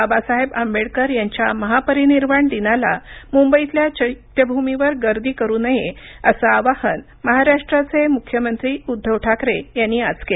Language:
Marathi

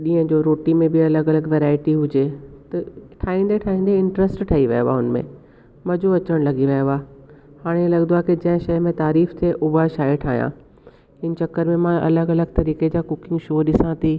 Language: Sindhi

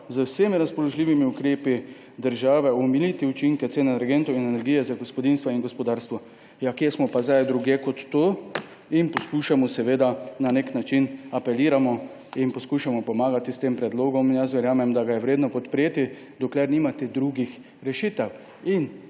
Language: Slovenian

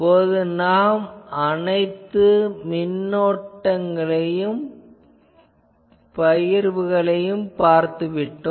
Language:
Tamil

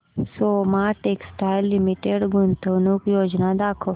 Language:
Marathi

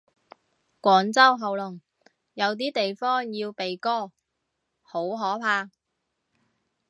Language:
Cantonese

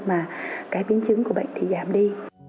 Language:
Vietnamese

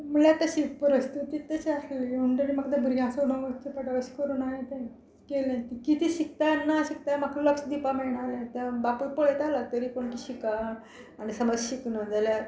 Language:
Konkani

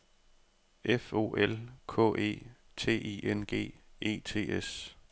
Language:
Danish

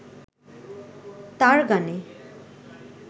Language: Bangla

